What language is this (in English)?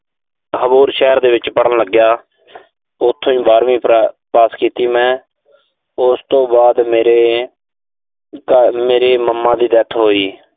Punjabi